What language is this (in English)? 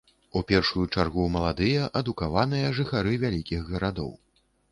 Belarusian